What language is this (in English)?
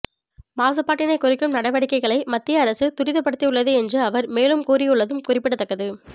Tamil